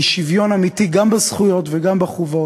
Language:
Hebrew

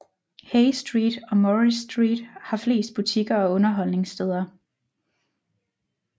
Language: Danish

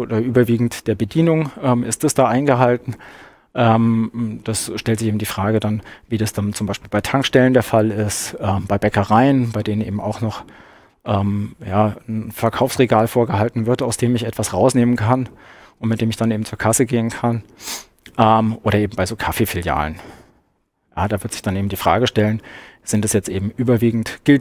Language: German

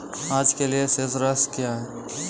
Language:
Hindi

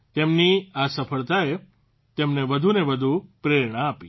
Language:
Gujarati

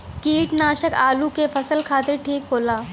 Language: Bhojpuri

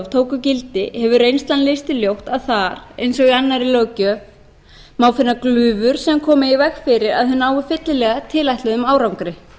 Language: Icelandic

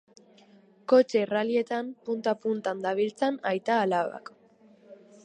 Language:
Basque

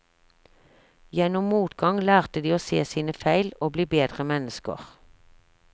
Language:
Norwegian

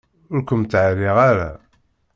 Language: Kabyle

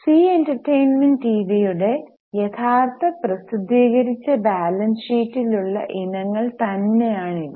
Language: Malayalam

